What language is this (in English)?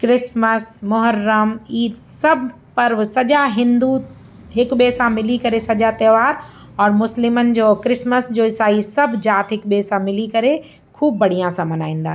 Sindhi